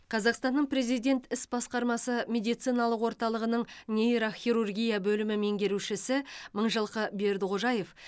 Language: Kazakh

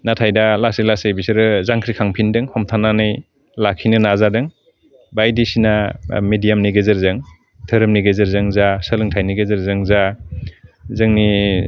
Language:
Bodo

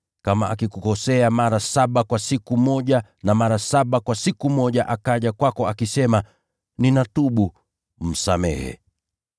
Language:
Swahili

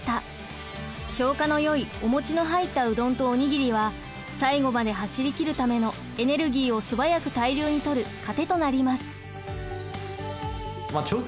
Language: Japanese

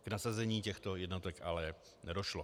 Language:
Czech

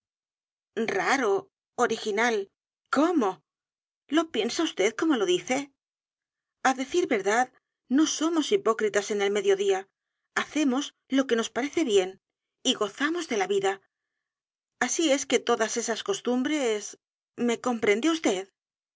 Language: Spanish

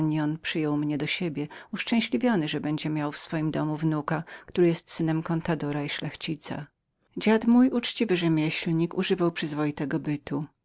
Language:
Polish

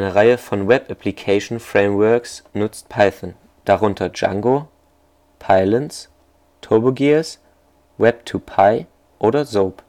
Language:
German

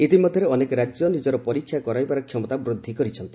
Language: Odia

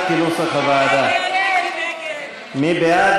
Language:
Hebrew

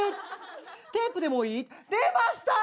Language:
Japanese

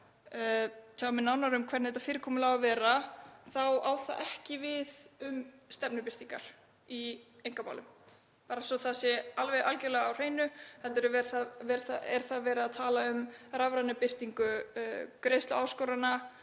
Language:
Icelandic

